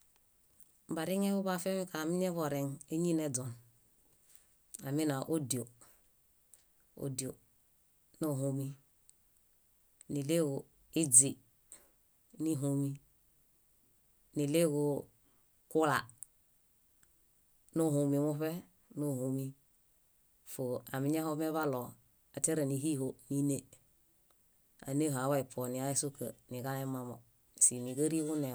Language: Bayot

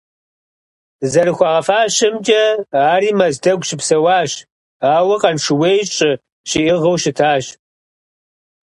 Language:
Kabardian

